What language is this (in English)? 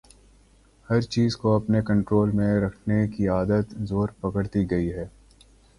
Urdu